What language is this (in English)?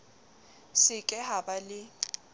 Southern Sotho